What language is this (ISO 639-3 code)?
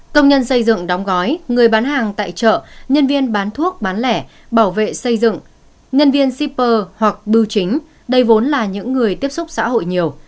vie